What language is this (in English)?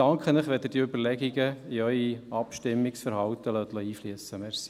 Swiss German